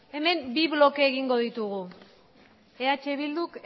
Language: Basque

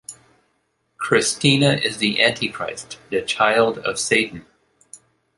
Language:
English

